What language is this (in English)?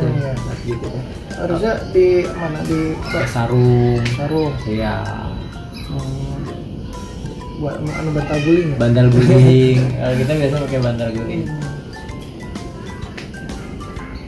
Indonesian